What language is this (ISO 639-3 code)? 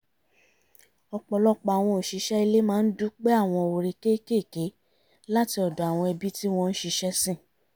yor